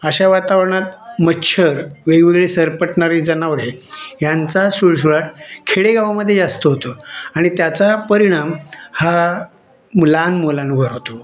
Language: Marathi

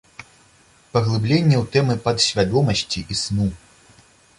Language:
Belarusian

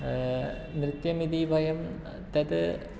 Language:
Sanskrit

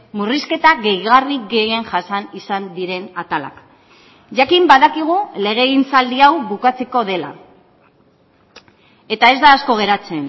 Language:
Basque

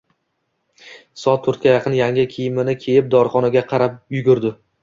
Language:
Uzbek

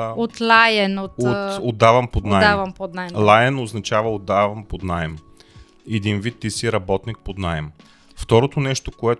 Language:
Bulgarian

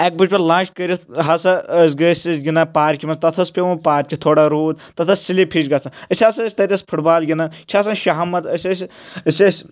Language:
Kashmiri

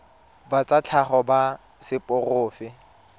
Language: Tswana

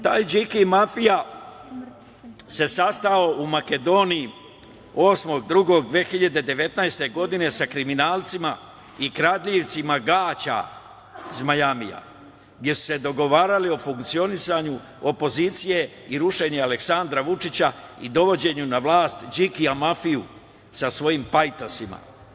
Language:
Serbian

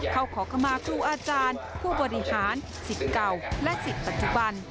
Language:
Thai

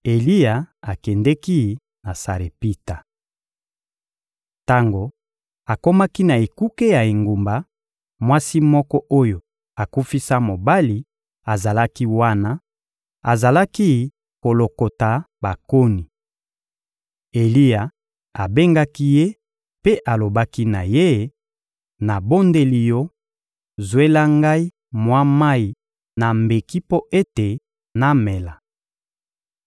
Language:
Lingala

